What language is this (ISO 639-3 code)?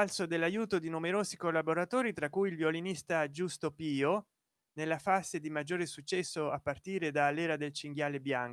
ita